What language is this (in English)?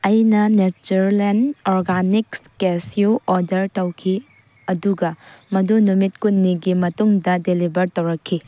Manipuri